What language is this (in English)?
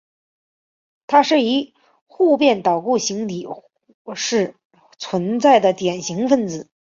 Chinese